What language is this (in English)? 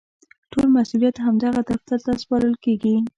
Pashto